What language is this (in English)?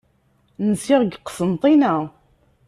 Kabyle